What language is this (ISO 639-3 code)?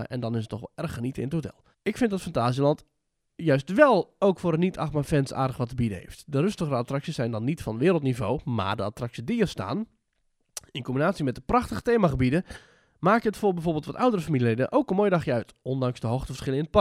nld